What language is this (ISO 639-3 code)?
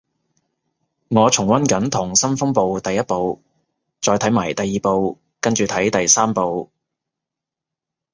yue